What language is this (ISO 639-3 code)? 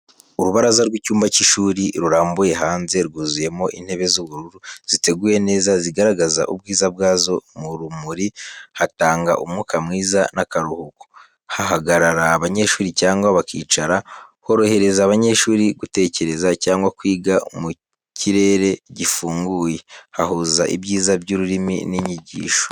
kin